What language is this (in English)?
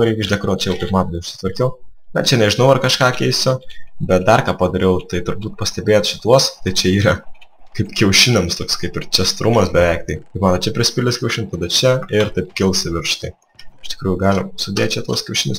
Lithuanian